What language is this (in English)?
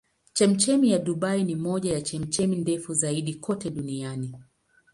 Swahili